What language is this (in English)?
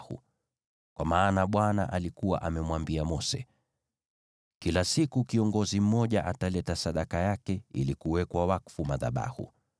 Swahili